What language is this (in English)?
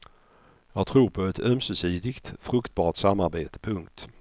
Swedish